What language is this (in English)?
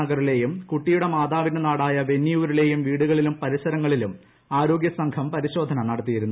Malayalam